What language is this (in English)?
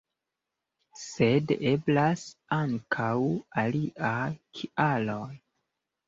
Esperanto